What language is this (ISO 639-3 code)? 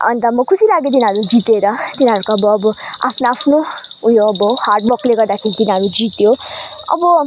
nep